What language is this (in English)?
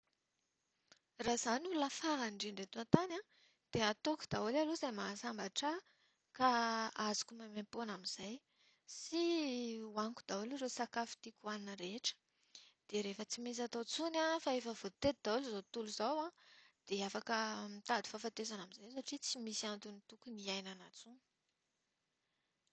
Malagasy